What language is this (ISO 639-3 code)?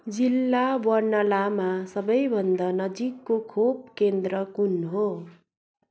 nep